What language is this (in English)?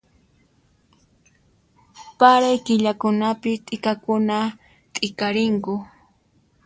Puno Quechua